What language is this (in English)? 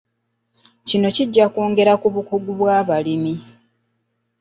Ganda